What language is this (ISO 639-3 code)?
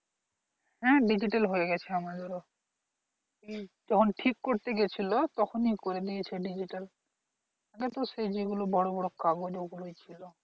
ben